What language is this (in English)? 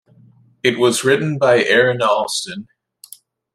English